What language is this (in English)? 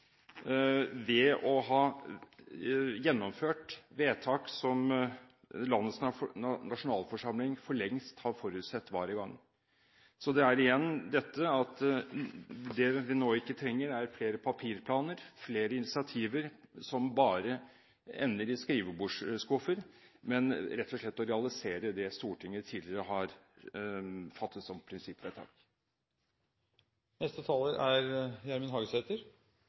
Norwegian